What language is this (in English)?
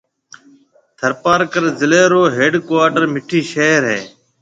Marwari (Pakistan)